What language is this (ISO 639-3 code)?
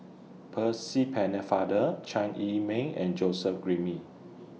eng